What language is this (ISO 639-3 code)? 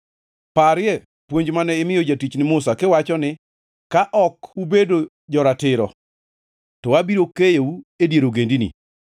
luo